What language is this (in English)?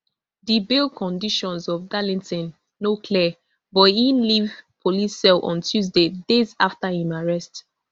Nigerian Pidgin